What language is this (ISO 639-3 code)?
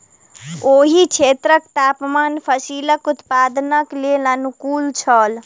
mai